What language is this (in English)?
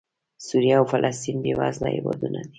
Pashto